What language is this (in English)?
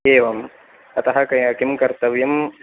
Sanskrit